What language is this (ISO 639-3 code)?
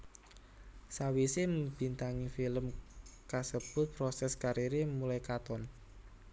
jav